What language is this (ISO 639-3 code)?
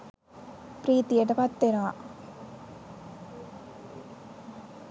sin